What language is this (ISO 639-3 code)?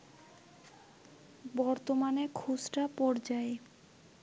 ben